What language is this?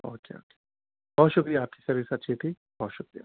Urdu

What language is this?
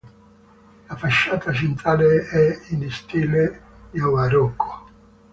Italian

